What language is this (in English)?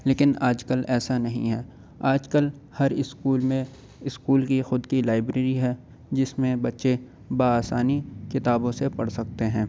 Urdu